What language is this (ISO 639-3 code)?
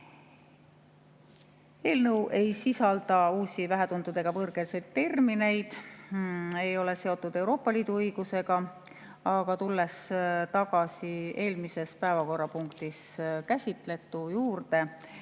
est